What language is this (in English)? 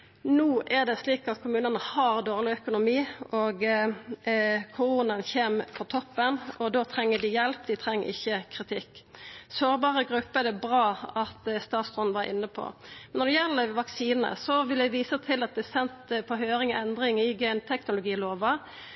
Norwegian Nynorsk